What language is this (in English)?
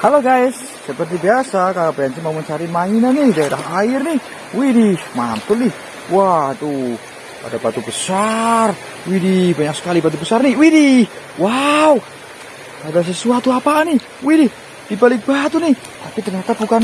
Indonesian